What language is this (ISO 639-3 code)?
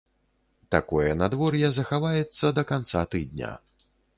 bel